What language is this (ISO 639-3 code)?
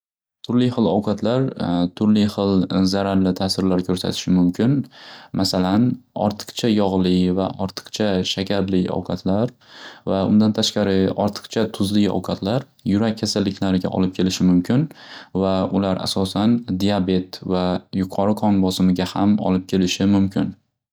uzb